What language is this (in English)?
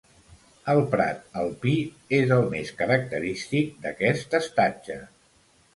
Catalan